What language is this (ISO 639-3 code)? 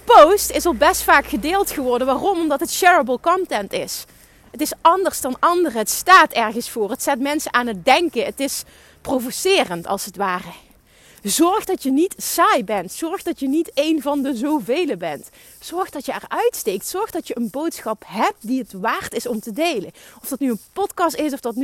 nld